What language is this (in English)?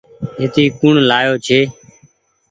Goaria